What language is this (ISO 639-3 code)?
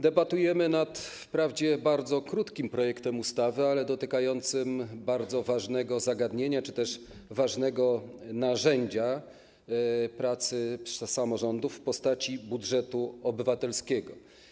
pol